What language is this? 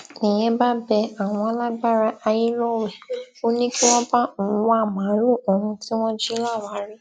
Yoruba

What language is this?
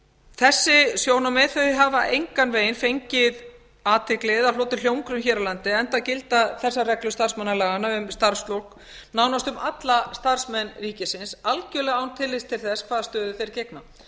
Icelandic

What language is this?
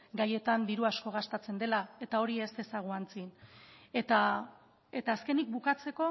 Basque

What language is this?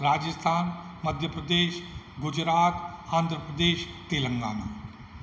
Sindhi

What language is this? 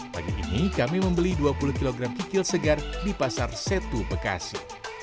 Indonesian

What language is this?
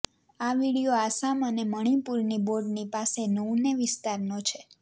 Gujarati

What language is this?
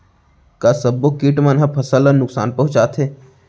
Chhattisgarhi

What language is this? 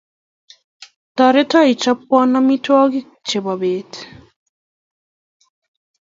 Kalenjin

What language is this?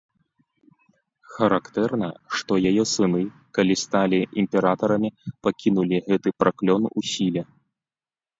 Belarusian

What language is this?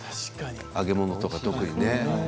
Japanese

